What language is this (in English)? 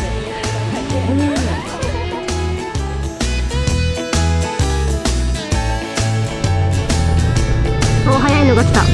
Japanese